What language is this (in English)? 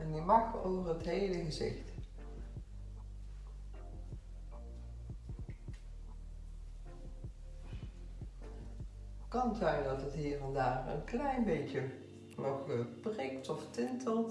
Dutch